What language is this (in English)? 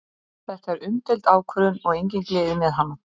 Icelandic